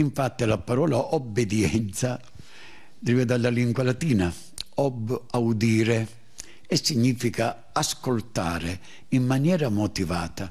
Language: Italian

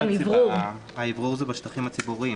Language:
Hebrew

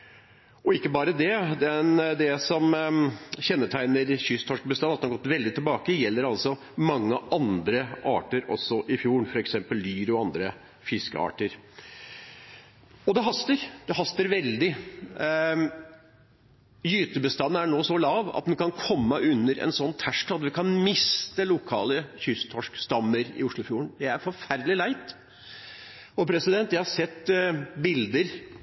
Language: Norwegian Bokmål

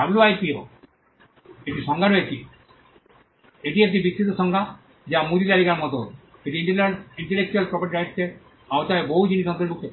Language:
Bangla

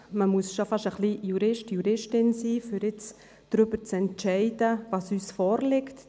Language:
Swiss German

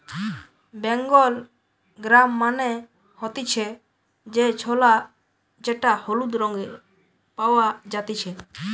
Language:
Bangla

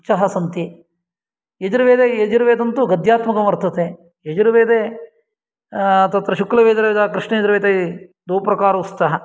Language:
Sanskrit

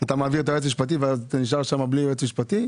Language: Hebrew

